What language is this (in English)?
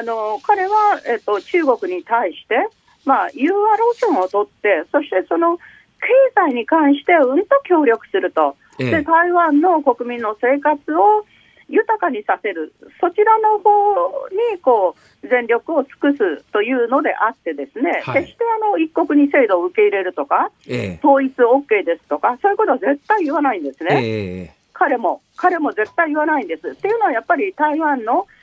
Japanese